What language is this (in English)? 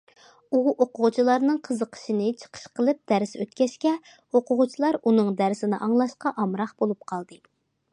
Uyghur